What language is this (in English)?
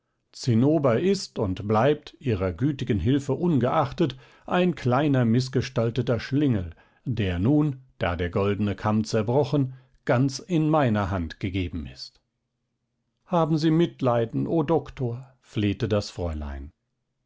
German